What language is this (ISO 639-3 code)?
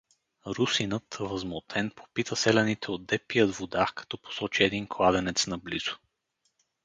bul